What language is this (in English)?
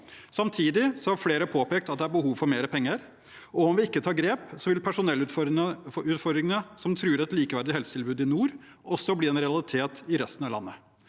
Norwegian